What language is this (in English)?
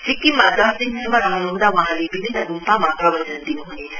Nepali